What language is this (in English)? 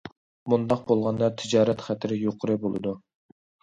Uyghur